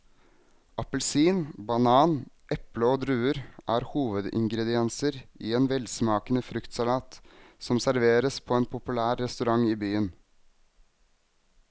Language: Norwegian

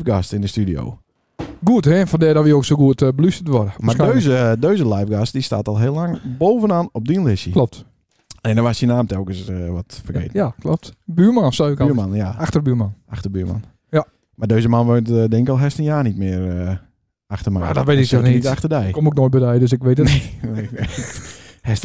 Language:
Dutch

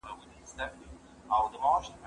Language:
Pashto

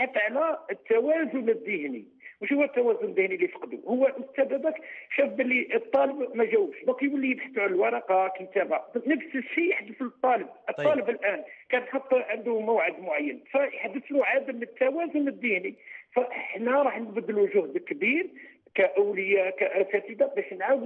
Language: Arabic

